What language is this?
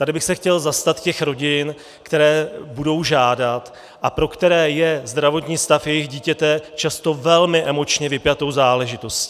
Czech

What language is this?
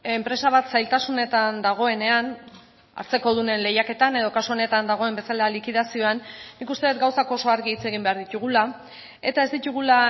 Basque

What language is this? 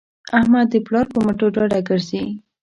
Pashto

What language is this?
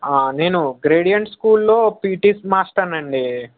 Telugu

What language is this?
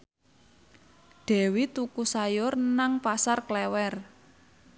Javanese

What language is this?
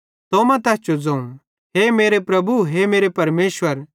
Bhadrawahi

